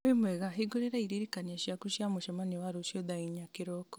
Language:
Kikuyu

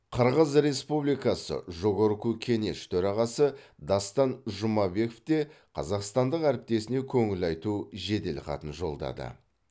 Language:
Kazakh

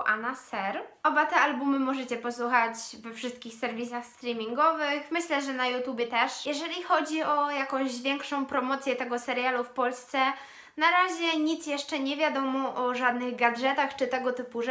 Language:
Polish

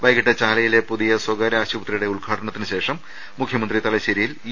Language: Malayalam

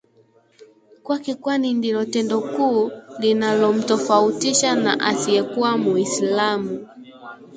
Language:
Swahili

